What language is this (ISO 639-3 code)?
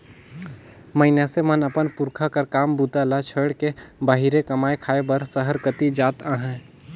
hne